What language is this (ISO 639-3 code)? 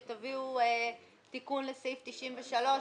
heb